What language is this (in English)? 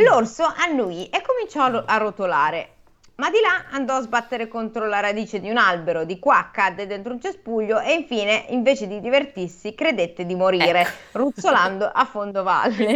Italian